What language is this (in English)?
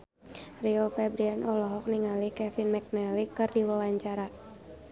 Sundanese